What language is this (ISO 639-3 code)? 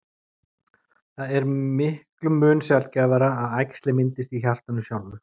isl